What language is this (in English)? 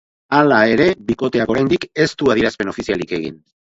Basque